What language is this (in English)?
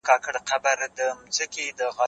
Pashto